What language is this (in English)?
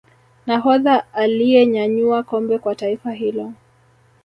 Swahili